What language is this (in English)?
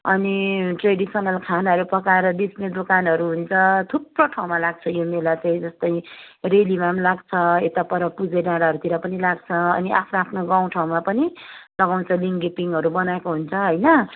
Nepali